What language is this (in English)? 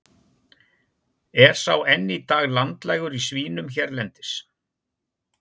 Icelandic